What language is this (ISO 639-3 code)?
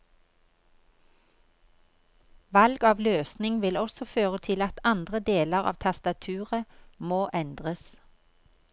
nor